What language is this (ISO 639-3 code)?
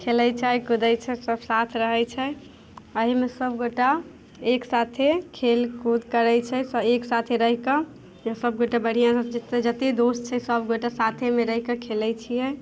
mai